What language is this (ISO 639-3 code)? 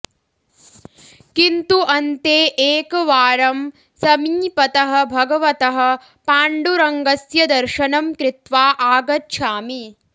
san